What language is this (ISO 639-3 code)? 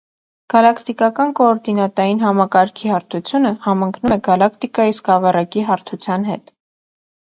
hye